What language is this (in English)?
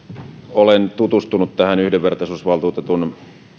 Finnish